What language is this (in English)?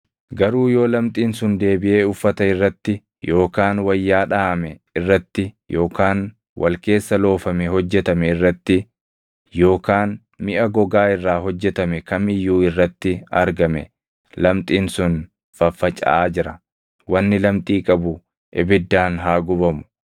Oromo